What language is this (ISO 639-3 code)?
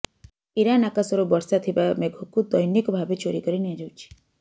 ori